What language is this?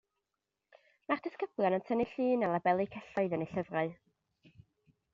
Welsh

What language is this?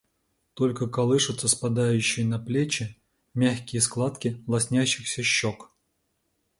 Russian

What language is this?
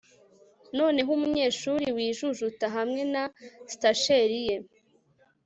Kinyarwanda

